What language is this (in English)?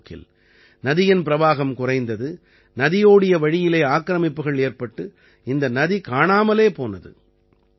Tamil